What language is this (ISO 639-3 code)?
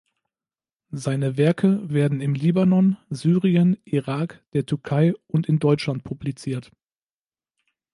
deu